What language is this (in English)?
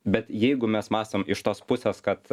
Lithuanian